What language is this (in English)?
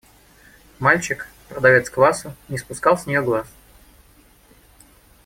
Russian